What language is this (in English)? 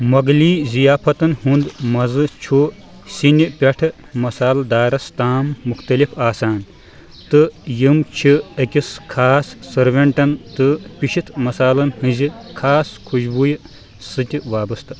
Kashmiri